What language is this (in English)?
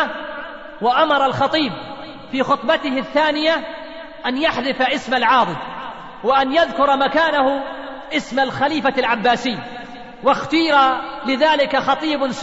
Arabic